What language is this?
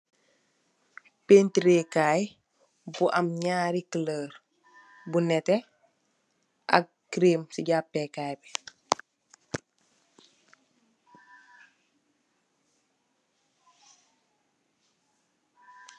Wolof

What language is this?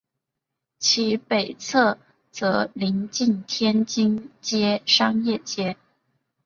Chinese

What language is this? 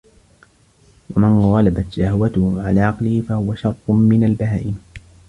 Arabic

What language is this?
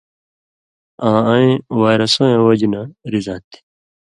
Indus Kohistani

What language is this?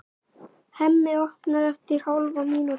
Icelandic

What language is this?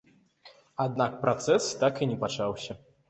Belarusian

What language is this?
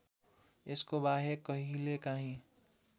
Nepali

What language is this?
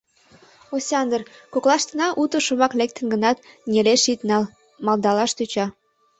Mari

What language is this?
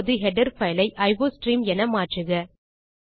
Tamil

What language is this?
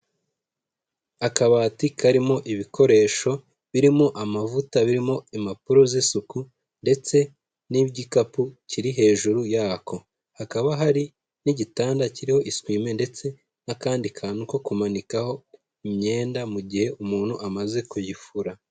Kinyarwanda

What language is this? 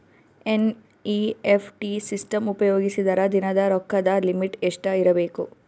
Kannada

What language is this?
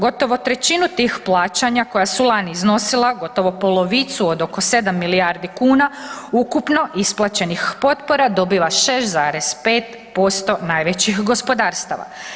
Croatian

